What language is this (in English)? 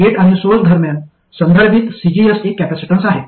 Marathi